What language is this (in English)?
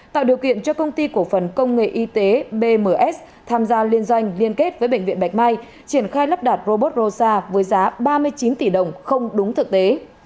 Vietnamese